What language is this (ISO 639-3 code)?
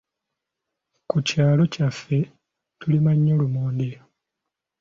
lug